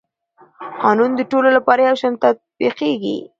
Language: Pashto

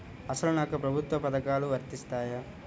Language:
Telugu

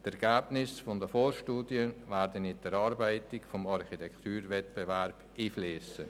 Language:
Swiss German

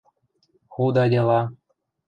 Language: Western Mari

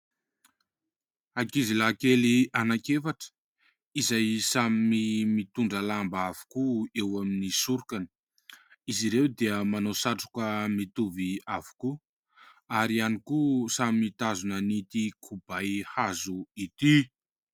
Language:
Malagasy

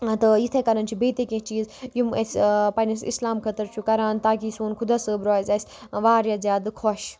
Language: Kashmiri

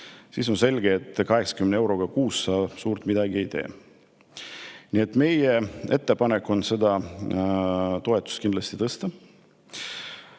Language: Estonian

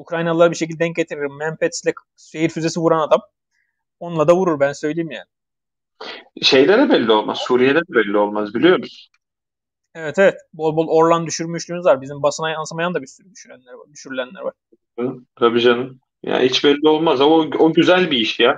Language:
Turkish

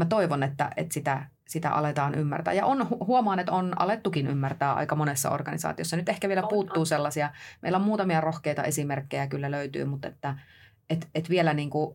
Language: Finnish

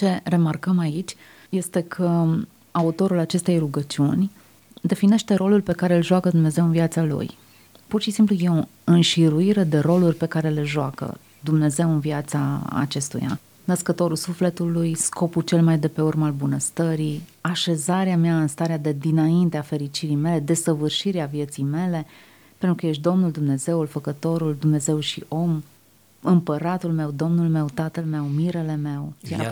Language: Romanian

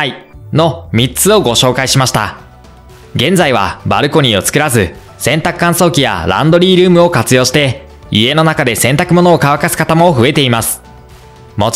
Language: Japanese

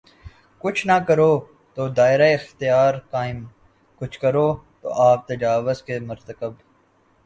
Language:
Urdu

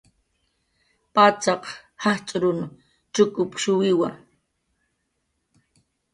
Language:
Jaqaru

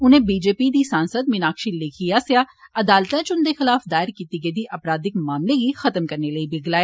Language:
Dogri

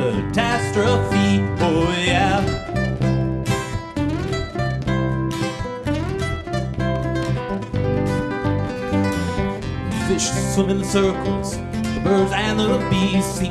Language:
English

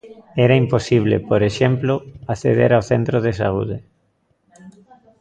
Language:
Galician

